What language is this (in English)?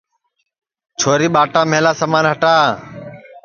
Sansi